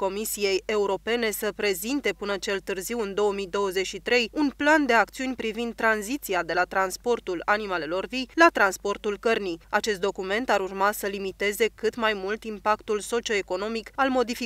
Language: Romanian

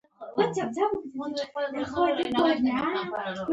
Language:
Pashto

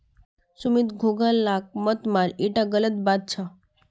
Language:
Magahi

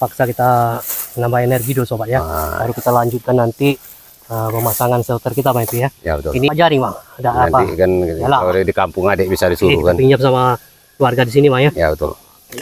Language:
Indonesian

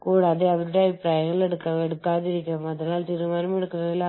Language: Malayalam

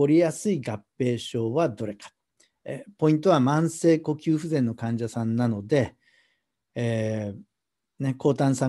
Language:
Japanese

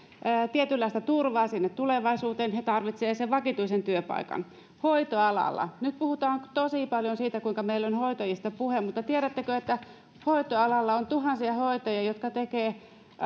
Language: Finnish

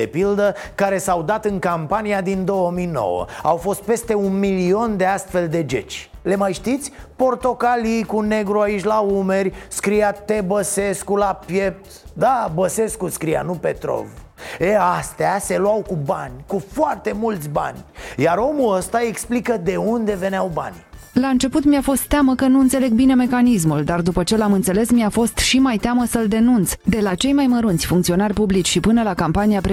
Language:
Romanian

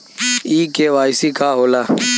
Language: Bhojpuri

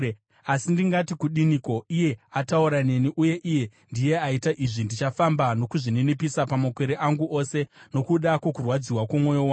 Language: Shona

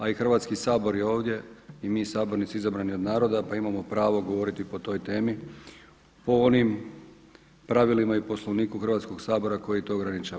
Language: Croatian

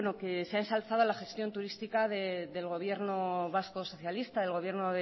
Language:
Spanish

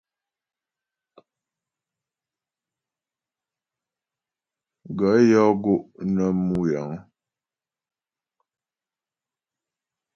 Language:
Ghomala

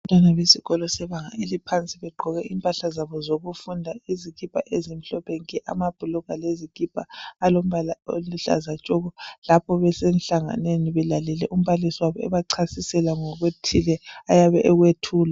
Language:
North Ndebele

